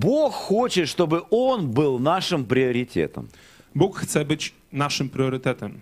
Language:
Polish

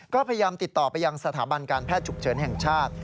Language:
Thai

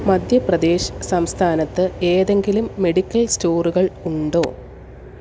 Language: Malayalam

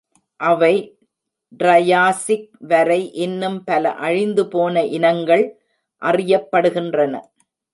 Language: Tamil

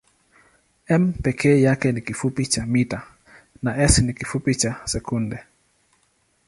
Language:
Swahili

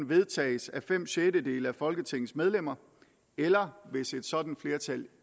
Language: Danish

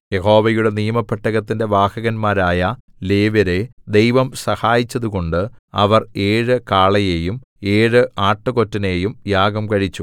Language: Malayalam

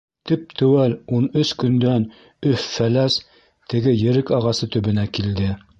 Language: Bashkir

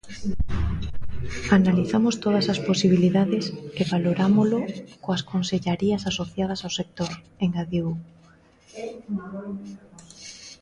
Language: Galician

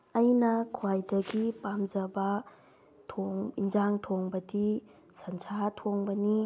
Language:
Manipuri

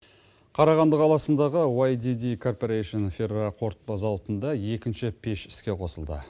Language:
Kazakh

